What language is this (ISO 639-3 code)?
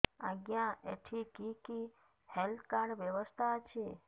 ori